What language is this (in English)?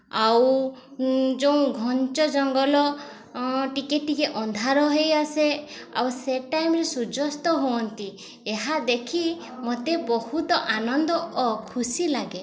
Odia